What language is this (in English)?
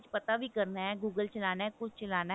Punjabi